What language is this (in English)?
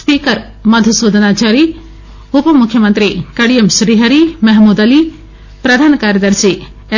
Telugu